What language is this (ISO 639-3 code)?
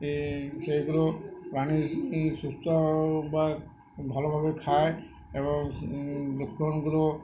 ben